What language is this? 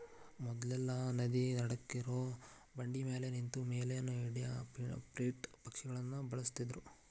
Kannada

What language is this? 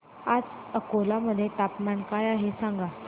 Marathi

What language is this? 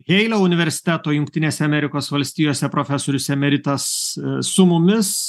Lithuanian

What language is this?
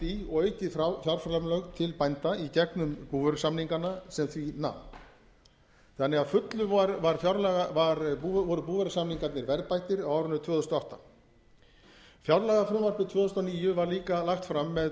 Icelandic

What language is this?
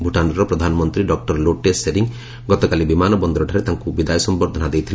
Odia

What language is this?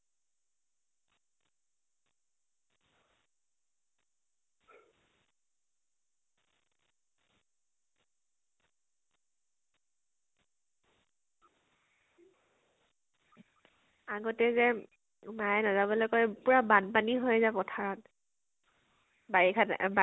Assamese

